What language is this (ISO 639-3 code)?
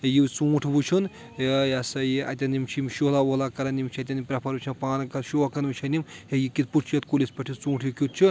kas